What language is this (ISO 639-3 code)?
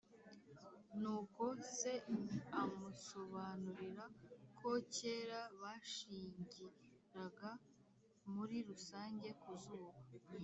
kin